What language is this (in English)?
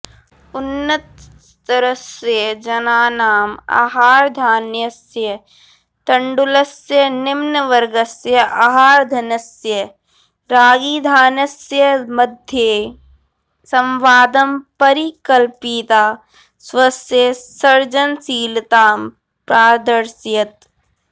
Sanskrit